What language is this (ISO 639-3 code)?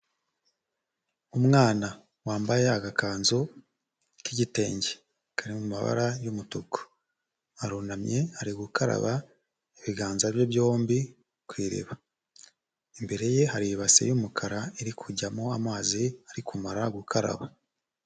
kin